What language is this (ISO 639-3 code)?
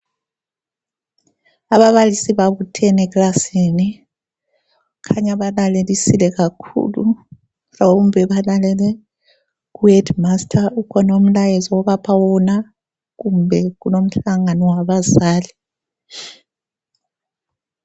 nde